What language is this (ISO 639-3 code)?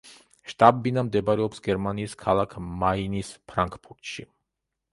kat